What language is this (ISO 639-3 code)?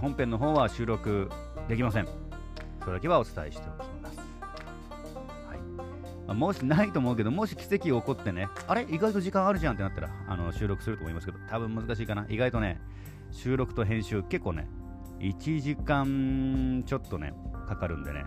jpn